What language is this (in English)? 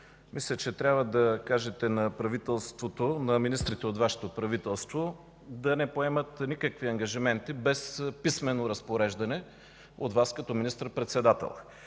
Bulgarian